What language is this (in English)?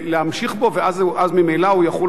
Hebrew